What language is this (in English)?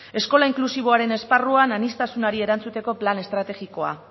Basque